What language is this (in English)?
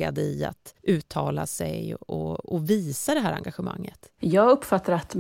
Swedish